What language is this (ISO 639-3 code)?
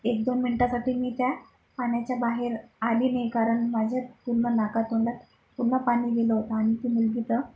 mar